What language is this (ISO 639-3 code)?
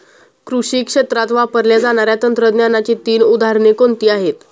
mar